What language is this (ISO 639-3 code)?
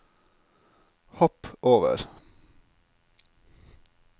nor